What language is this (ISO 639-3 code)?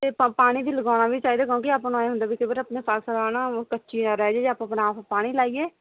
pan